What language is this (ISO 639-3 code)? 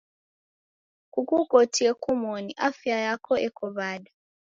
dav